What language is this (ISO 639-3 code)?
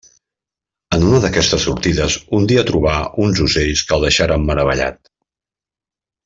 cat